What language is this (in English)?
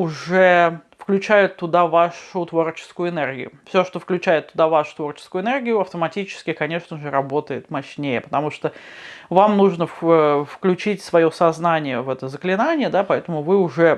Russian